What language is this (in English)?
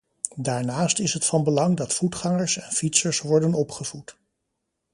Dutch